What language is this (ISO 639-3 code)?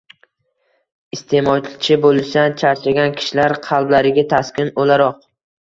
uzb